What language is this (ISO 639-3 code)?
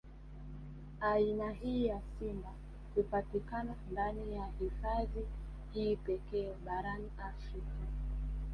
swa